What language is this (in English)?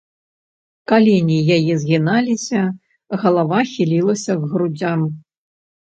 Belarusian